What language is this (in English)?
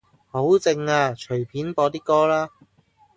Cantonese